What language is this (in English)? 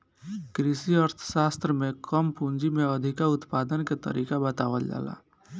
Bhojpuri